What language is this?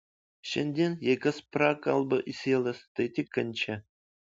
Lithuanian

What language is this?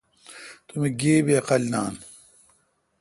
Kalkoti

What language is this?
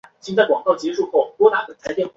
Chinese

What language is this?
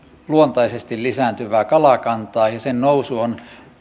Finnish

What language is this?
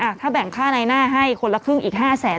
Thai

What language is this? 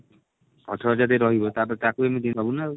Odia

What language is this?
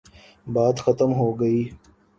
Urdu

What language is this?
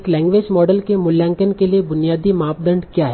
Hindi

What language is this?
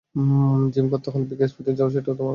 Bangla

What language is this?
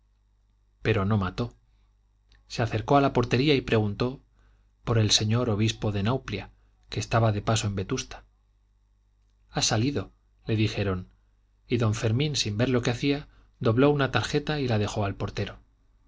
Spanish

